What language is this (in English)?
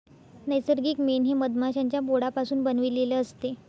Marathi